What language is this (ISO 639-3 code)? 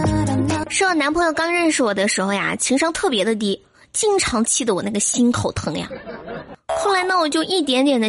zho